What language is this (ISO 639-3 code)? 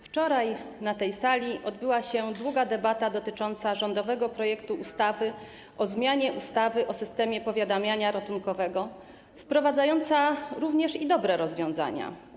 pol